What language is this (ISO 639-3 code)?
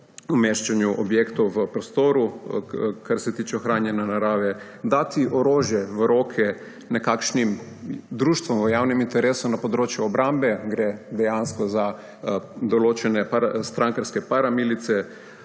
slv